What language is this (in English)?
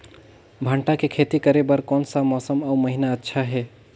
Chhattisgarhi